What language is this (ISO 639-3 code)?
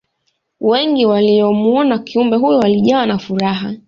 swa